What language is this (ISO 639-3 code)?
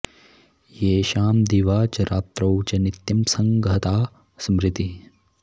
san